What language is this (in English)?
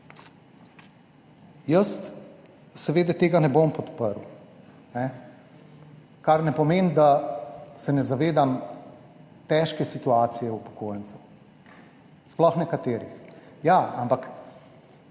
Slovenian